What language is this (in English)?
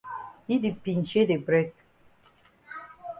Cameroon Pidgin